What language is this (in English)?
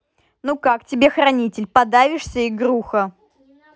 Russian